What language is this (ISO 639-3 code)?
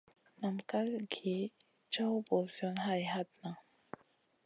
mcn